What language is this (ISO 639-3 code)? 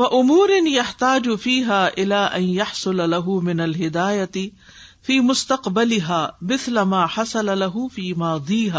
urd